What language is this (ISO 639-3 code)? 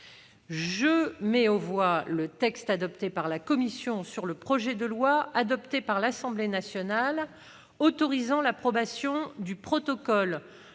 fra